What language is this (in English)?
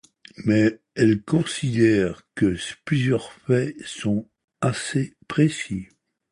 French